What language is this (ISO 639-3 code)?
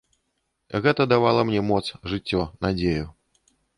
bel